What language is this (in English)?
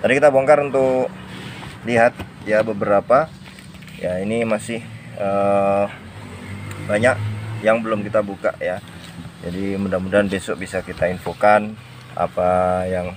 Indonesian